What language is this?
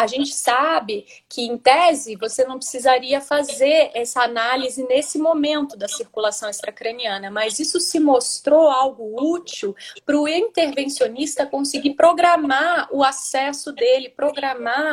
Portuguese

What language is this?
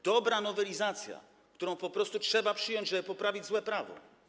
Polish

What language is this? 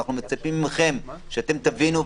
Hebrew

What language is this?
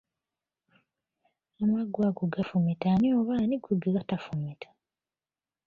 Ganda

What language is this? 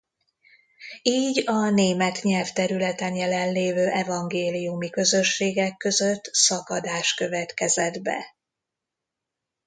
Hungarian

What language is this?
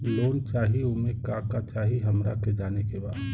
Bhojpuri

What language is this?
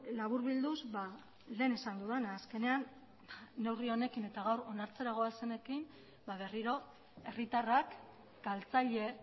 Basque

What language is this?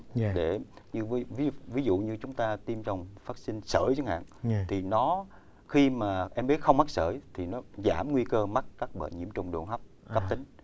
Vietnamese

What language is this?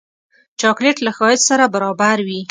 Pashto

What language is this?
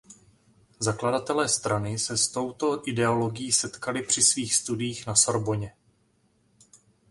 Czech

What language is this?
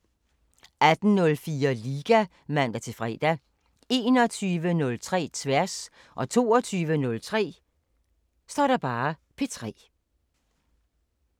Danish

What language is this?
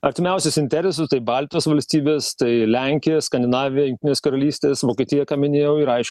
Lithuanian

